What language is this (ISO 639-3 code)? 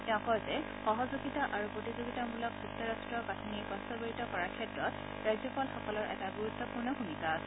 asm